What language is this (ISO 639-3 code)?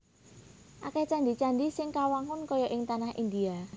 jav